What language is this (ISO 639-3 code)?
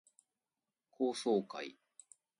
jpn